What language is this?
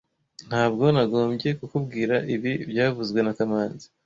Kinyarwanda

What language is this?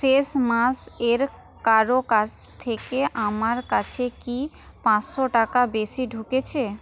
Bangla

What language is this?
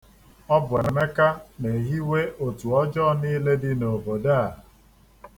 Igbo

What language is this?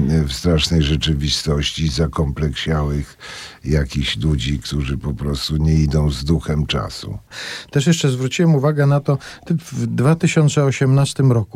Polish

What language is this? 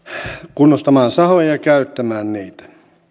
Finnish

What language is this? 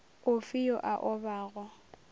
Northern Sotho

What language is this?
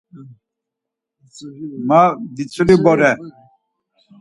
Laz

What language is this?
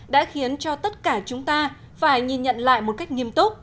Vietnamese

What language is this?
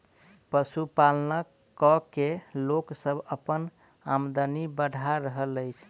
Maithili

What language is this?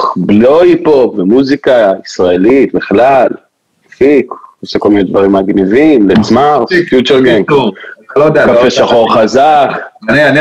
Hebrew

